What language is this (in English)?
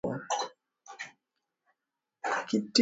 Swahili